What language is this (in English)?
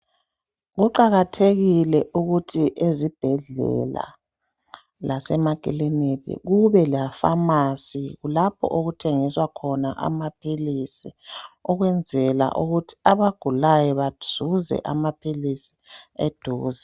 North Ndebele